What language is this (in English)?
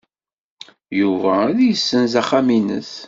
Kabyle